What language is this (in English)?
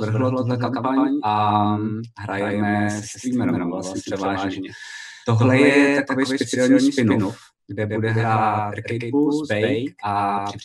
Czech